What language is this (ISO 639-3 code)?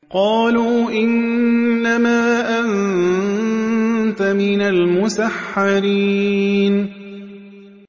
ara